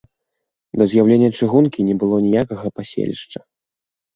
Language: Belarusian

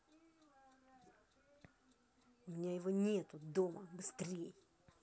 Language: Russian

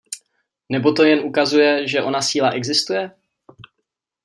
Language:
Czech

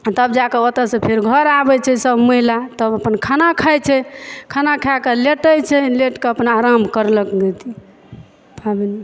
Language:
Maithili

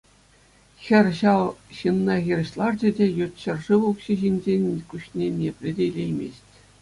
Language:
Chuvash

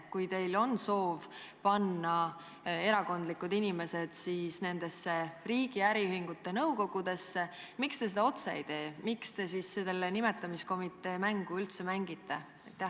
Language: Estonian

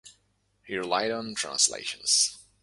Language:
English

